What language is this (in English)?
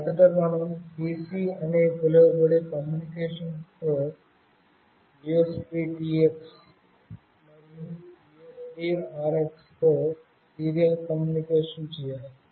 Telugu